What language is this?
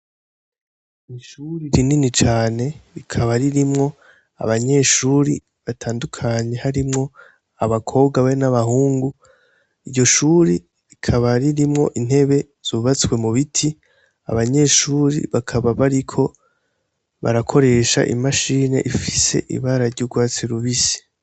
Rundi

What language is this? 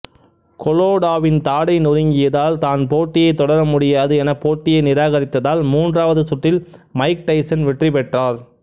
Tamil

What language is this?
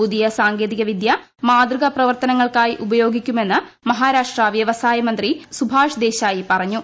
Malayalam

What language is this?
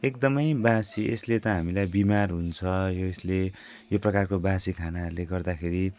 Nepali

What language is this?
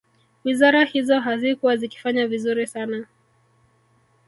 Swahili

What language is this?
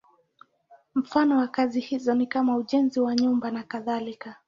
Swahili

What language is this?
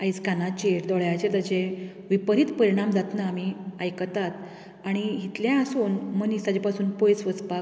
Konkani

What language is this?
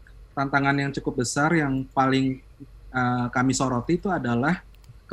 Indonesian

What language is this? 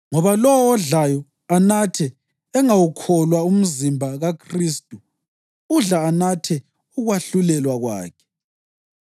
North Ndebele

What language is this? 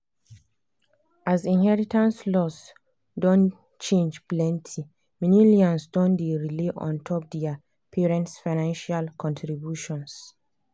Nigerian Pidgin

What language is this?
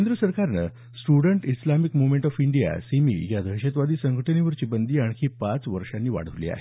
Marathi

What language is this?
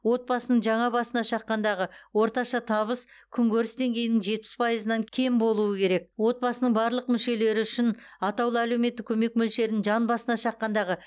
Kazakh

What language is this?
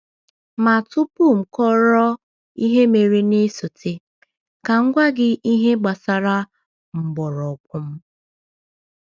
Igbo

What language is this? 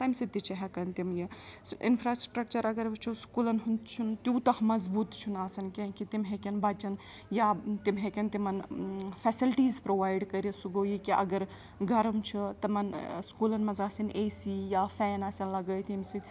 Kashmiri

